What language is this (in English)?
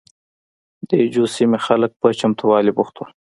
Pashto